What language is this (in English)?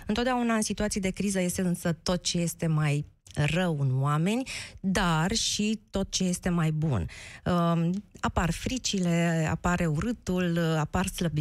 Romanian